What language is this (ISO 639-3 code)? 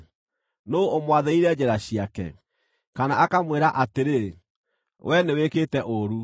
kik